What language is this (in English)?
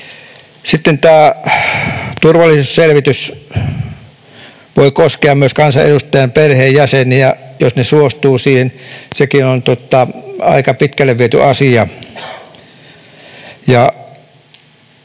Finnish